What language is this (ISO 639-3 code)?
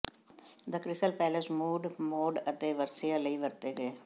pan